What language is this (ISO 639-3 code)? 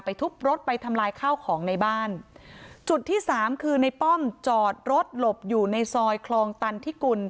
tha